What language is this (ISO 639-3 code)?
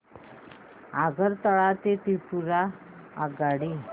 mar